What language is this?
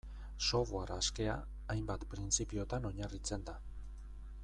Basque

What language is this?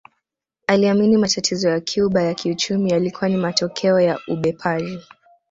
Swahili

